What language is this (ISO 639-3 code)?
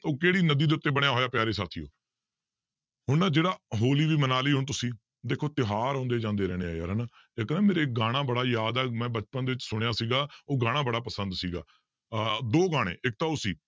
pan